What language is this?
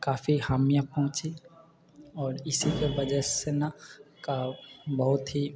Maithili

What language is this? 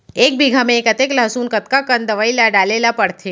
Chhattisgarhi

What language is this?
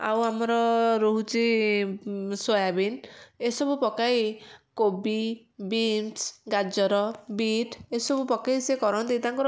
Odia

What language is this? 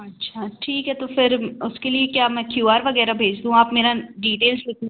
Hindi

